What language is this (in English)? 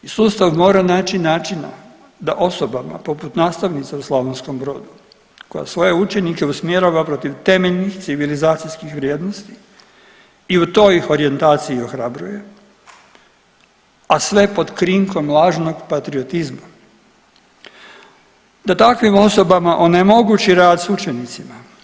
Croatian